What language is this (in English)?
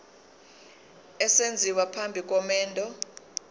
Zulu